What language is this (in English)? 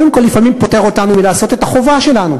Hebrew